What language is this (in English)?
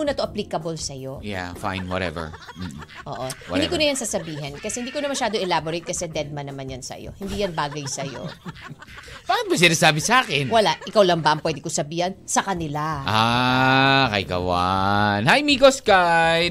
Filipino